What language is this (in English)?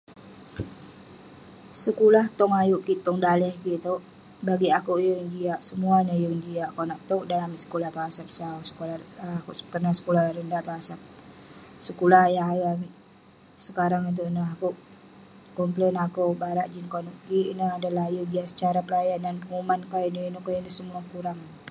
Western Penan